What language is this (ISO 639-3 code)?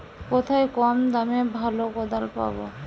ben